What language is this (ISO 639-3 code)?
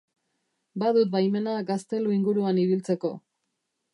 eus